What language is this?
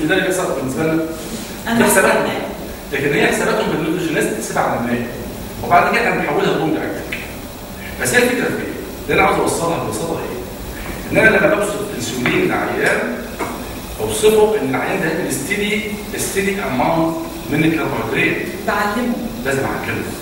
Arabic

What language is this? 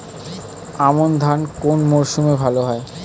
Bangla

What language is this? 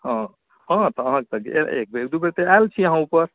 Maithili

